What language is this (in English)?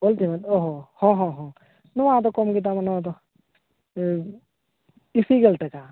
Santali